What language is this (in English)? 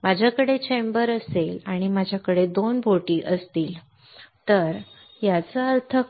Marathi